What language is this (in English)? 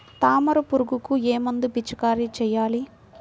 Telugu